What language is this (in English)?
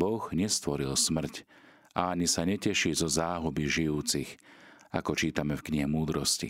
Slovak